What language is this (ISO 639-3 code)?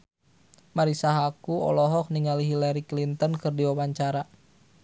sun